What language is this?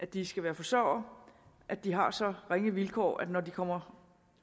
Danish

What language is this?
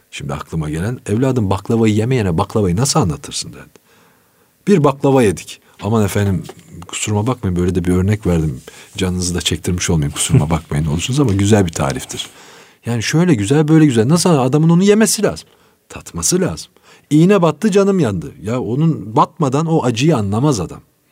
Turkish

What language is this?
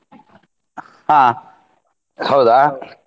Kannada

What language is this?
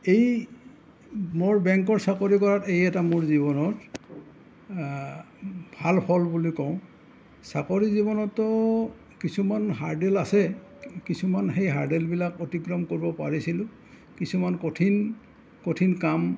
Assamese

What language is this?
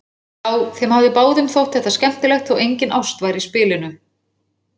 Icelandic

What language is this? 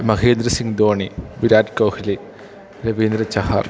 Malayalam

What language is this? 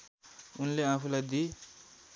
Nepali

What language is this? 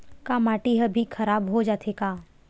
Chhattisgarhi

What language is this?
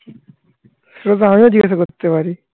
Bangla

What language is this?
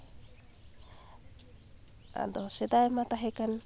Santali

